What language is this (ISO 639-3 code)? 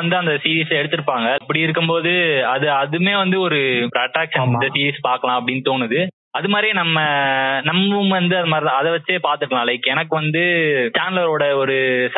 tam